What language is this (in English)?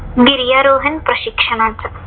Marathi